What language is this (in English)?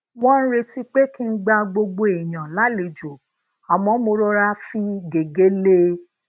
Yoruba